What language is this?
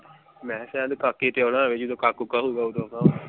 Punjabi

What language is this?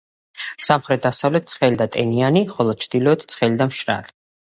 Georgian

